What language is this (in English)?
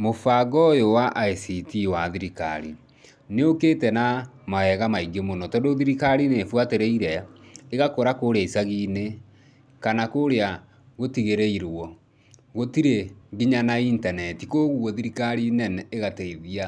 Kikuyu